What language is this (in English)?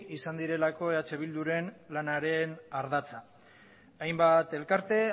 Basque